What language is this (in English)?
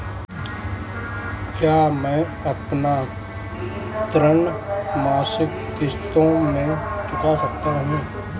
Hindi